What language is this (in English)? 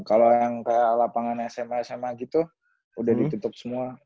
Indonesian